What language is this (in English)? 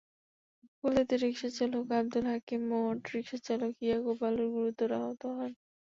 Bangla